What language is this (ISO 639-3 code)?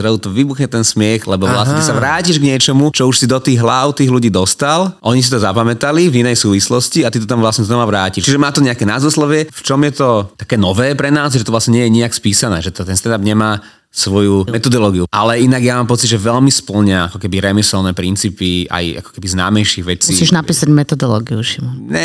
slk